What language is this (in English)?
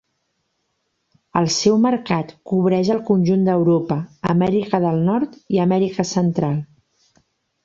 Catalan